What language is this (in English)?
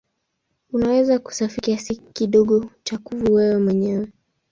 Swahili